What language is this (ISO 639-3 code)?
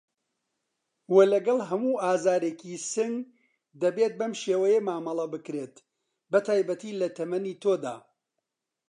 ckb